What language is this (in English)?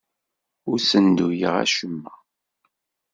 Kabyle